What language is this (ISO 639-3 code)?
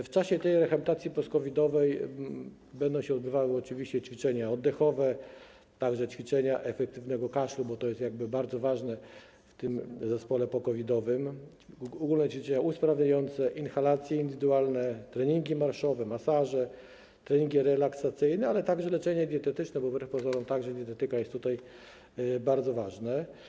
pol